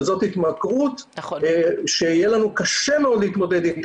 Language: Hebrew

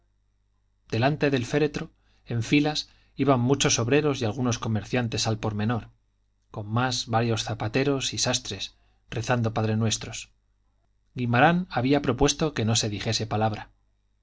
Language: Spanish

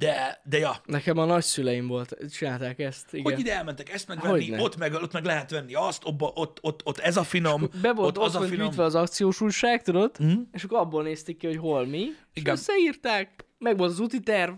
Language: Hungarian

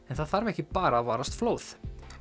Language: Icelandic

